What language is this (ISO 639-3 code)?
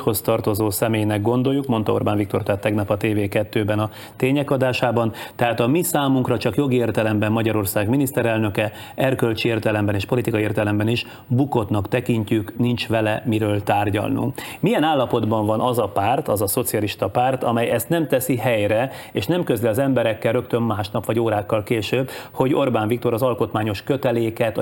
hun